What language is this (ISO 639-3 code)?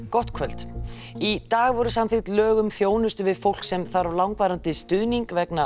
isl